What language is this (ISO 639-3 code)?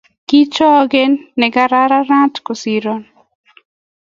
kln